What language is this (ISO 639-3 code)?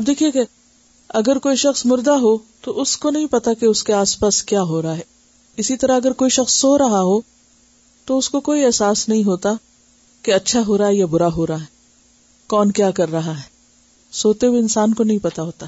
urd